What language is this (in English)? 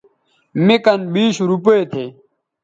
Bateri